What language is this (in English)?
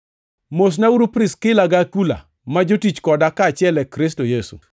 Luo (Kenya and Tanzania)